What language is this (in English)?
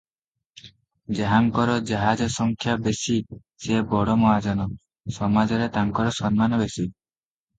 Odia